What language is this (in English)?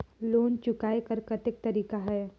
Chhattisgarhi